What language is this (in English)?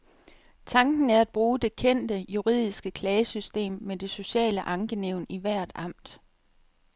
Danish